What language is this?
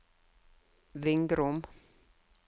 Norwegian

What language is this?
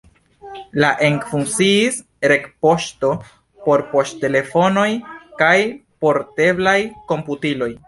Esperanto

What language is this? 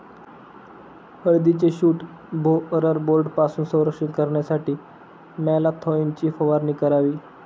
Marathi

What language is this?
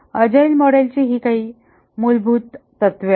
Marathi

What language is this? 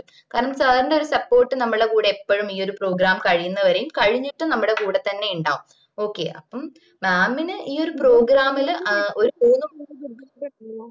Malayalam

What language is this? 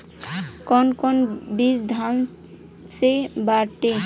Bhojpuri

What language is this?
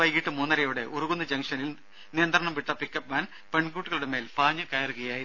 Malayalam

